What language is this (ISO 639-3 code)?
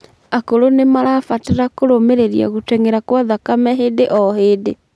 kik